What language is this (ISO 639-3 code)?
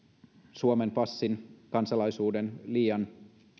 fin